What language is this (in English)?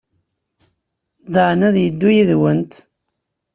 Kabyle